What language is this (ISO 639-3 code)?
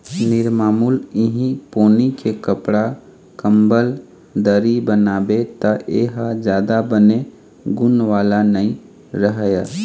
hne